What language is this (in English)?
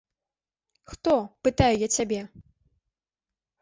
Belarusian